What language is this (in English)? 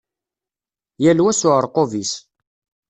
Kabyle